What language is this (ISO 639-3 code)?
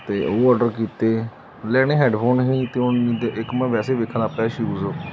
pan